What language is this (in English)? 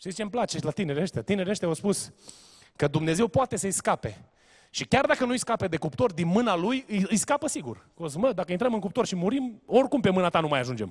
Romanian